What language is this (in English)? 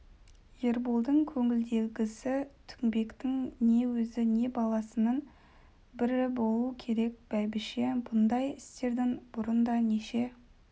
Kazakh